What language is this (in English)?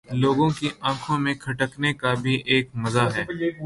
Urdu